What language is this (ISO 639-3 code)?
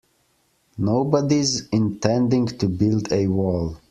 eng